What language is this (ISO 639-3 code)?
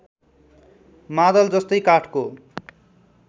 nep